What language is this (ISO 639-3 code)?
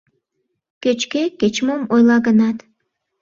chm